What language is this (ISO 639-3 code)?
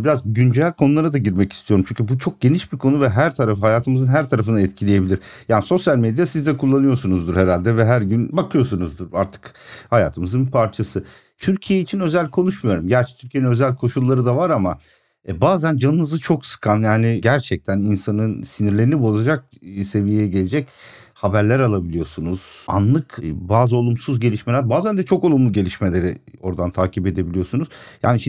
tur